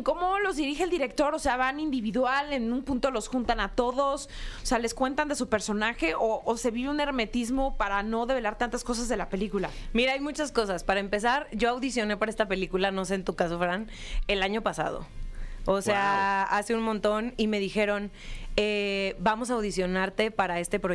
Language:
Spanish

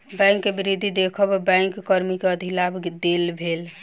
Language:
Maithili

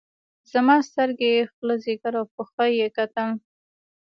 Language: Pashto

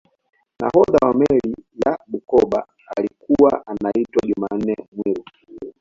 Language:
Swahili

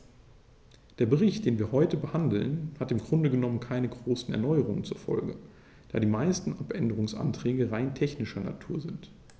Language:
German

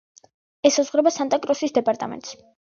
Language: Georgian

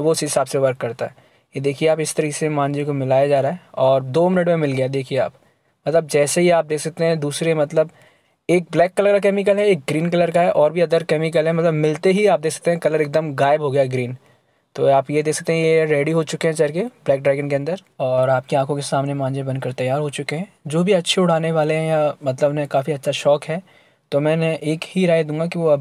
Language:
Hindi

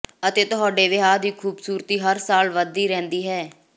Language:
Punjabi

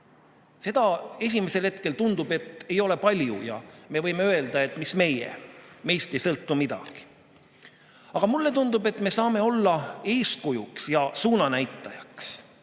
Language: Estonian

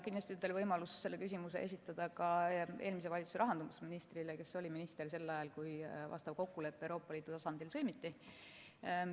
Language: Estonian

